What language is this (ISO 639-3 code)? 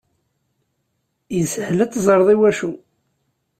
kab